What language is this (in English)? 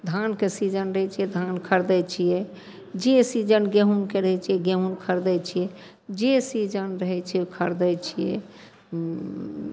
Maithili